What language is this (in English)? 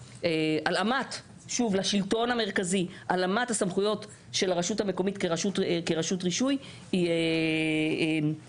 Hebrew